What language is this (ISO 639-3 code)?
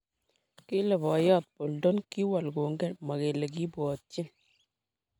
kln